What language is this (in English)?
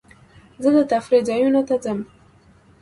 Pashto